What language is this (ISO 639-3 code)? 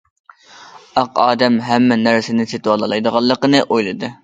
uig